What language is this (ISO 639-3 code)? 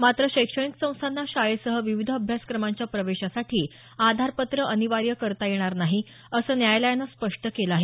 mar